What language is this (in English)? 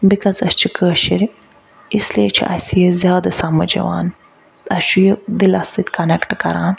Kashmiri